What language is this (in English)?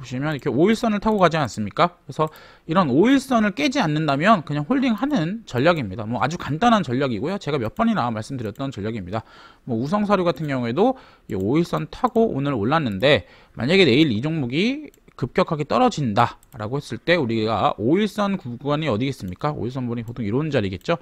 Korean